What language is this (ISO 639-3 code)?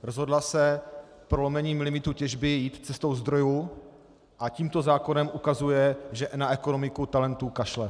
ces